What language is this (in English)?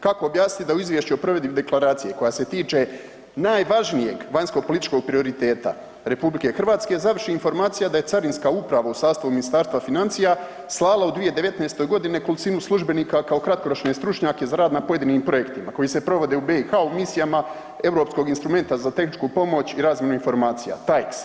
Croatian